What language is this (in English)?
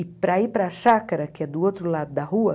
Portuguese